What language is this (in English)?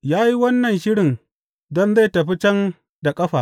Hausa